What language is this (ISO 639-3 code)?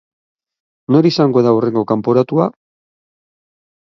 eus